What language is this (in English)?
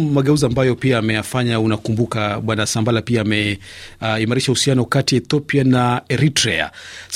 Swahili